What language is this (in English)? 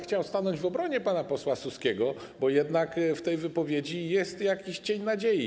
Polish